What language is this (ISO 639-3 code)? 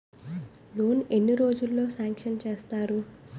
tel